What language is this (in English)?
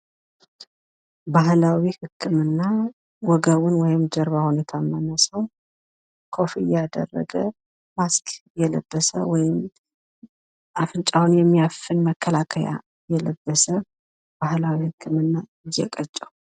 Amharic